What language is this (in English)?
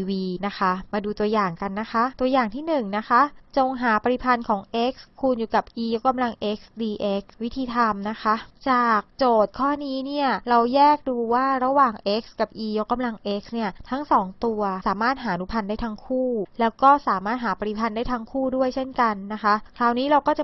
Thai